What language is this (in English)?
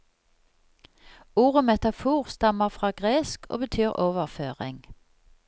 Norwegian